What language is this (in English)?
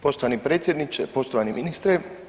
Croatian